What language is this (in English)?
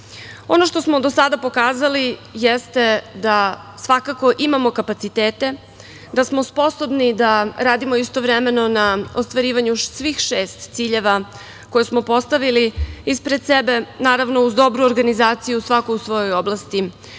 Serbian